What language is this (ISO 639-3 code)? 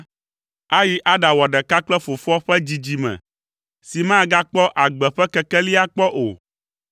ewe